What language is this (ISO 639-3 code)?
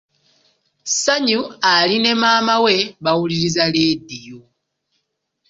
lug